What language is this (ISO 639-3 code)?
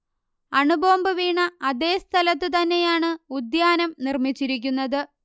mal